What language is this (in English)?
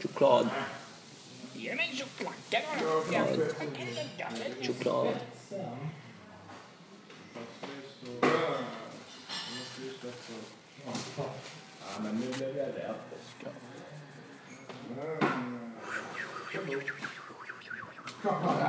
Swedish